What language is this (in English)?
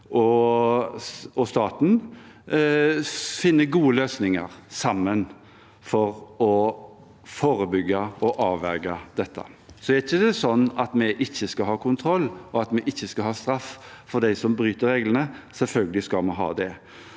Norwegian